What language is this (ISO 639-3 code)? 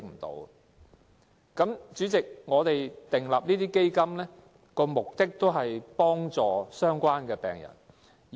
yue